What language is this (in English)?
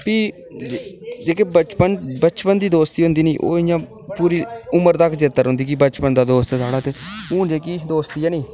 Dogri